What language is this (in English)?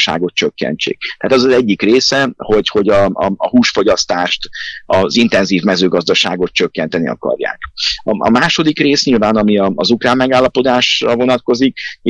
Hungarian